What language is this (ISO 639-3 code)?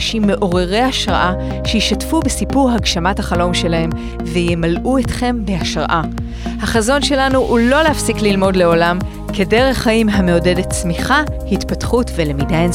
heb